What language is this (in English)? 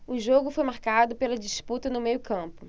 Portuguese